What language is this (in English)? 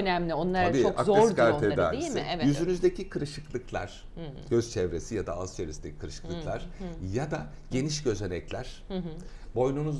Turkish